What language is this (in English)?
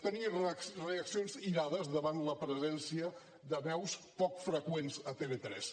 Catalan